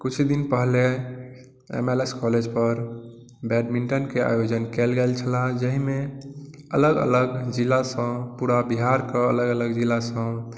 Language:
Maithili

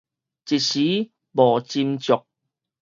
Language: Min Nan Chinese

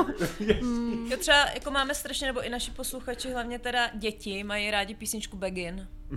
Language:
Czech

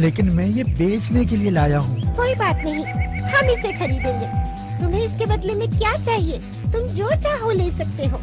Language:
Hindi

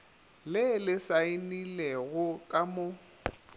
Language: Northern Sotho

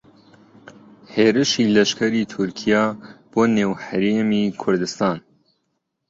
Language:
Central Kurdish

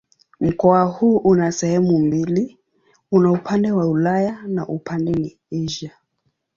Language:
Swahili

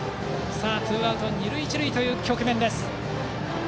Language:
Japanese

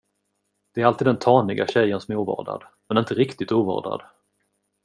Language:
Swedish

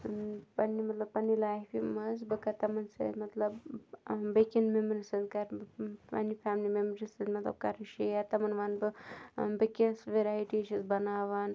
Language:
Kashmiri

